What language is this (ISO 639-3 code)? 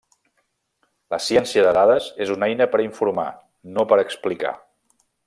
cat